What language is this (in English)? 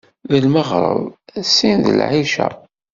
Kabyle